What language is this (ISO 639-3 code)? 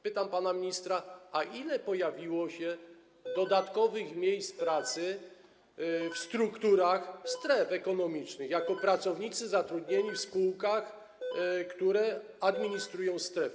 pol